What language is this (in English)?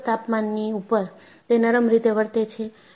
Gujarati